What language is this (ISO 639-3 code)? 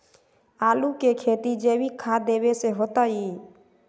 mag